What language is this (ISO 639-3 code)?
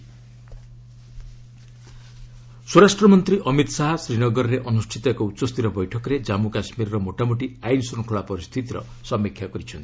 ori